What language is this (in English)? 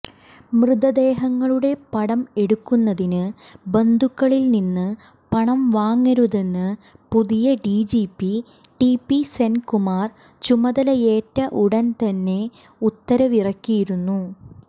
Malayalam